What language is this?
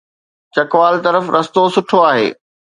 Sindhi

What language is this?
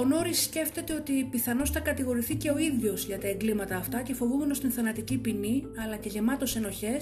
Greek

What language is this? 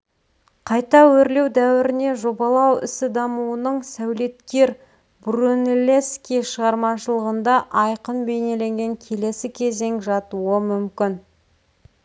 Kazakh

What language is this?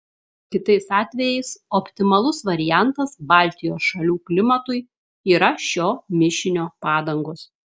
Lithuanian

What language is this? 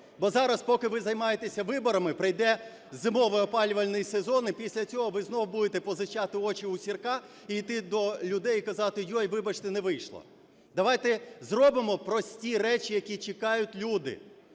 Ukrainian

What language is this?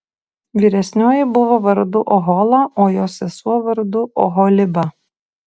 Lithuanian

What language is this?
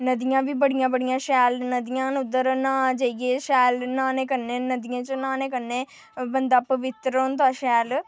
Dogri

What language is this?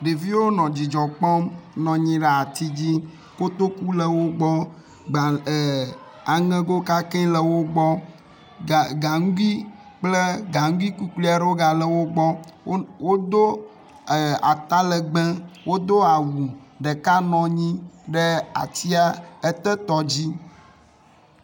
Ewe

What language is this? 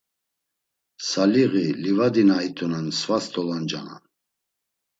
Laz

